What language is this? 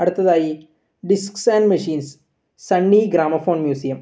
Malayalam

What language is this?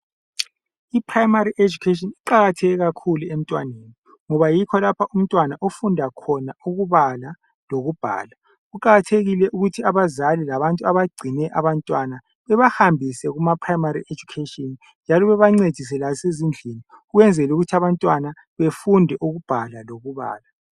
North Ndebele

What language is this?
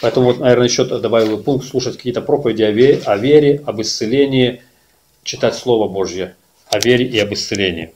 Russian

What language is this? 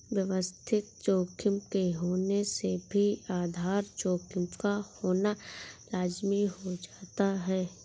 Hindi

